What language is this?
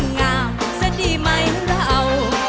Thai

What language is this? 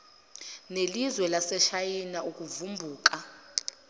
Zulu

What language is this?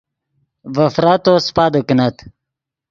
Yidgha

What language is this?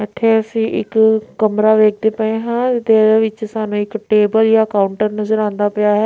Punjabi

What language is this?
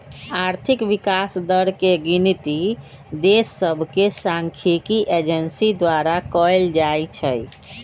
Magahi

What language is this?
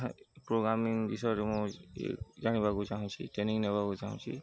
Odia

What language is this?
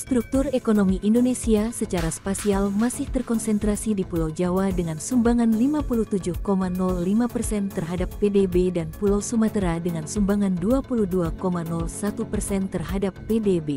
Indonesian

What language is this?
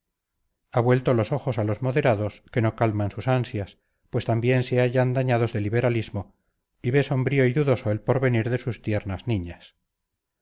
Spanish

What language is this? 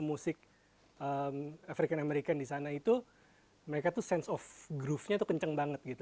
Indonesian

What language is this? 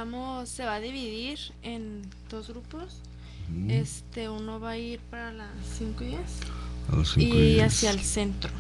Spanish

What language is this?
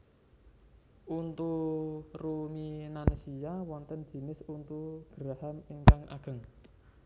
Javanese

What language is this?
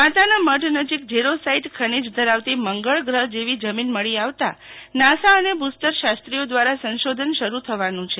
Gujarati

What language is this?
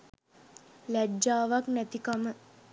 Sinhala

